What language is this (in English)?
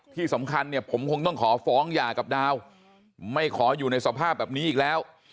Thai